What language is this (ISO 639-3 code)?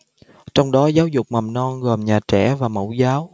vie